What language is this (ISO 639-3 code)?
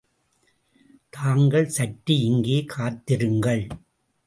tam